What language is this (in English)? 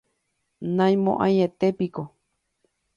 Guarani